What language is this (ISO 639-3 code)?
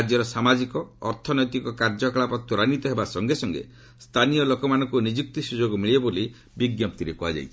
ori